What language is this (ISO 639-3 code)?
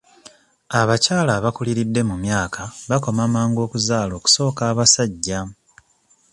lug